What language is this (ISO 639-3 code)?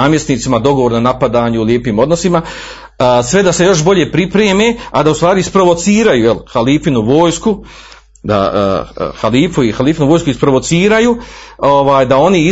hrv